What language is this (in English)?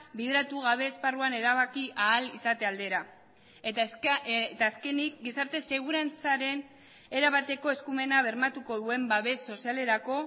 Basque